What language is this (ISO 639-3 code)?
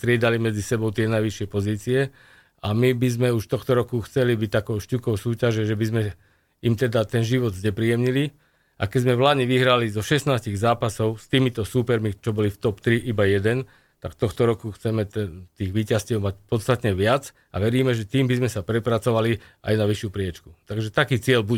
slk